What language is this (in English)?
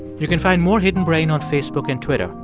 English